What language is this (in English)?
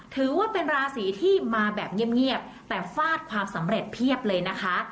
Thai